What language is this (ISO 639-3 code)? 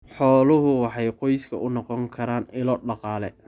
som